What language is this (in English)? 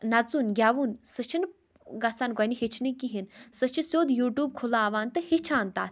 Kashmiri